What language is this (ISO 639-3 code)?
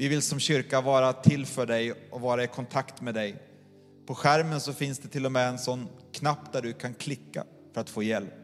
swe